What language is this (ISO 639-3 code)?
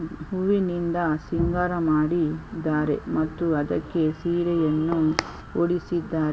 kan